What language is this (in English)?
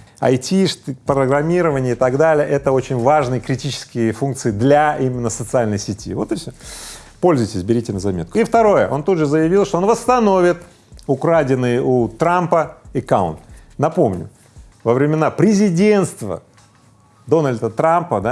Russian